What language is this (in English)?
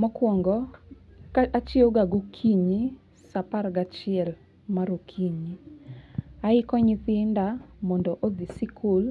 Luo (Kenya and Tanzania)